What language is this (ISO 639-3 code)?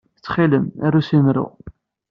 kab